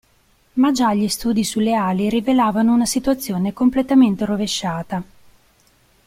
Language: Italian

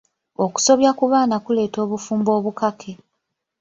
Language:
Ganda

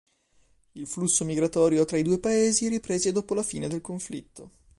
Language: Italian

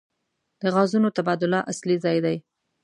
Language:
Pashto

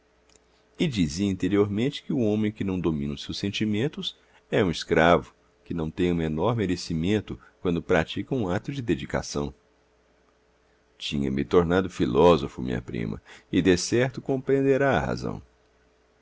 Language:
Portuguese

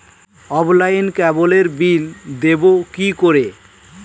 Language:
Bangla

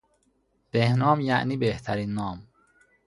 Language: Persian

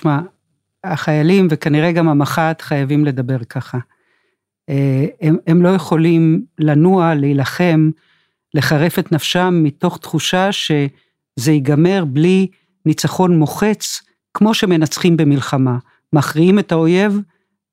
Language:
Hebrew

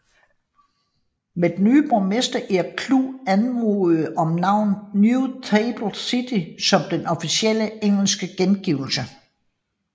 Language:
Danish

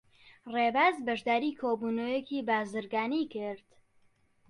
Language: Central Kurdish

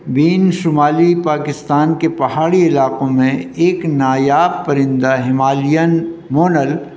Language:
Urdu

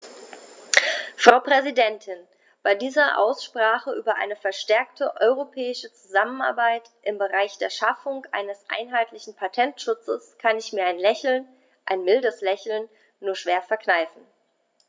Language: German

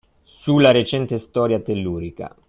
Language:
Italian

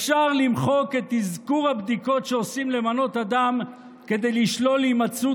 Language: Hebrew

